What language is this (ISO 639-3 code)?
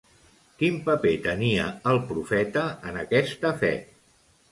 cat